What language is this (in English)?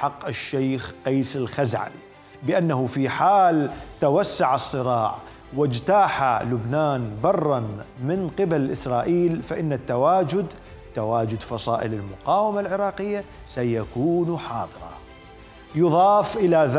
Arabic